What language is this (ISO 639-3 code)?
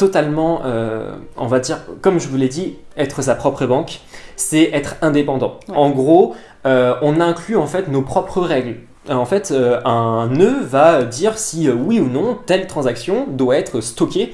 fra